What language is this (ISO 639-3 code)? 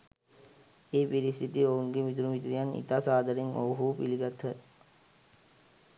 sin